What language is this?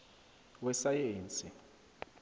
South Ndebele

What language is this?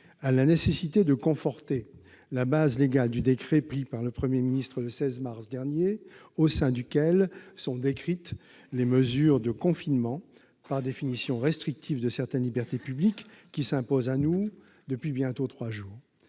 French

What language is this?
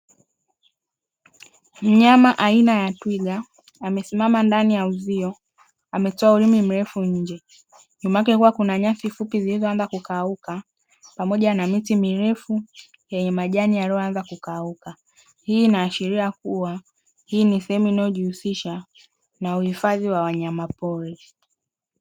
Swahili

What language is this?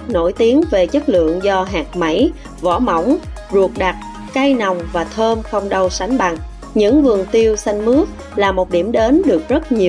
Vietnamese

